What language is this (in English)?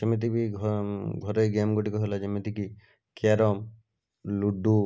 Odia